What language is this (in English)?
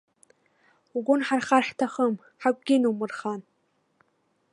Abkhazian